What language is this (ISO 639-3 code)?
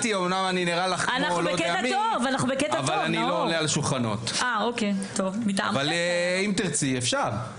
heb